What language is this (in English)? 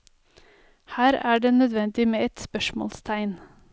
Norwegian